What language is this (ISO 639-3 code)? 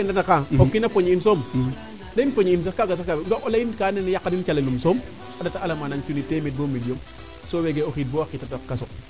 srr